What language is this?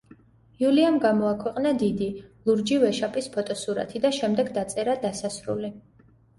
Georgian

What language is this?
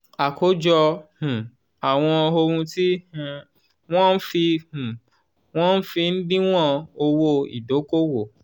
Yoruba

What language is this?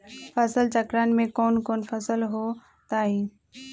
Magahi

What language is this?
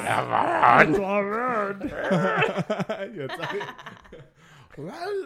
Hebrew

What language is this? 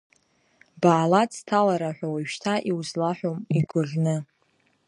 Abkhazian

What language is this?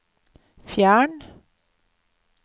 Norwegian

